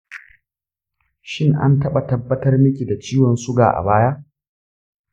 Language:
Hausa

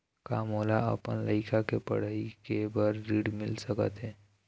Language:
Chhattisgarhi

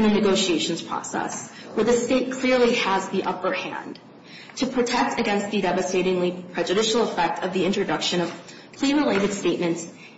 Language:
English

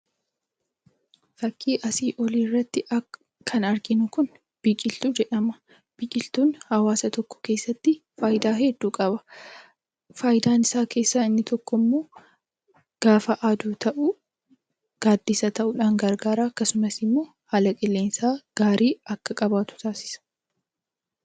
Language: Oromo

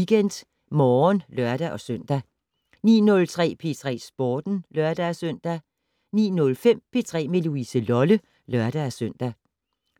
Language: Danish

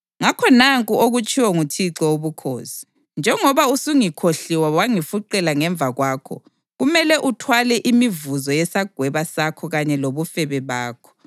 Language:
North Ndebele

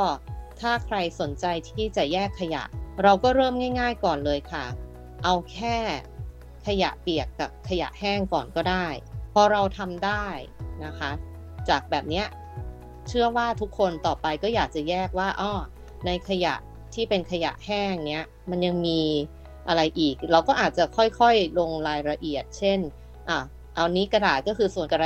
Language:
Thai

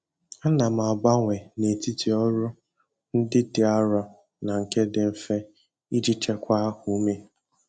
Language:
Igbo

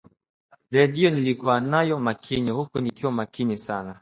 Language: Swahili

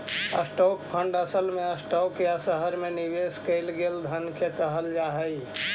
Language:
Magahi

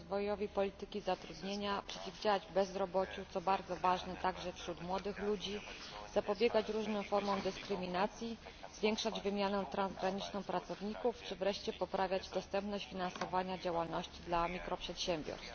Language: Polish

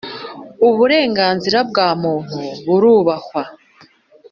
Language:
Kinyarwanda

